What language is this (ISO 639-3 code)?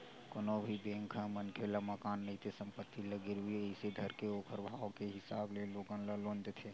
hne